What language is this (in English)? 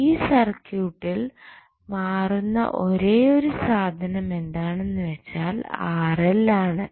Malayalam